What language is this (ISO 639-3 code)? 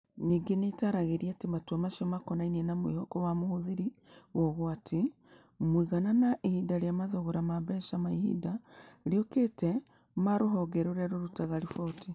kik